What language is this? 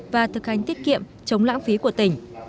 Vietnamese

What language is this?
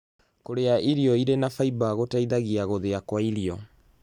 Kikuyu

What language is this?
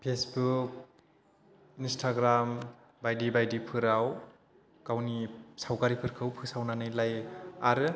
Bodo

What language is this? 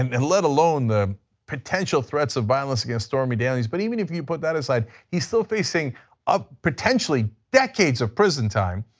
English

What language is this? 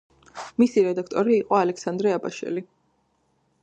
Georgian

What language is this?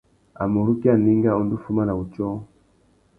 Tuki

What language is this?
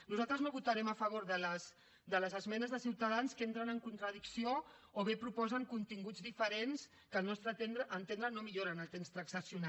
Catalan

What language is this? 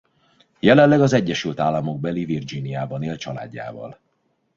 Hungarian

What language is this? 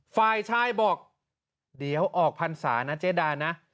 Thai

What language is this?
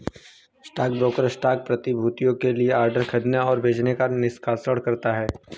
Hindi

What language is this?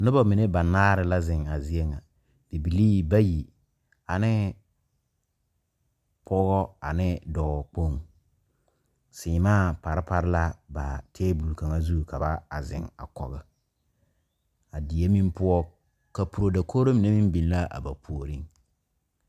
Southern Dagaare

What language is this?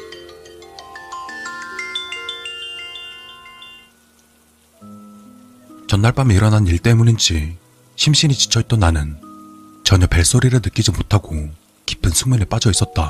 Korean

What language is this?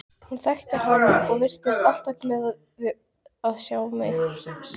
Icelandic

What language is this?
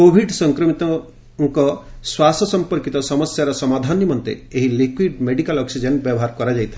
Odia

